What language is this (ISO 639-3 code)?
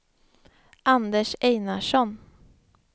swe